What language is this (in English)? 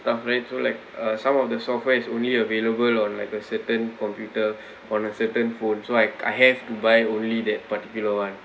English